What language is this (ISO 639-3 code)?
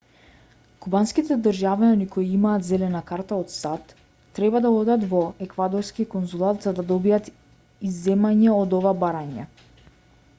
mkd